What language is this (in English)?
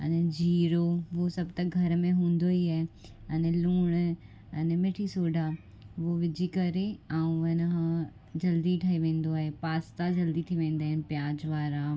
Sindhi